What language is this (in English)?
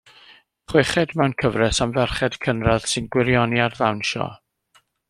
Welsh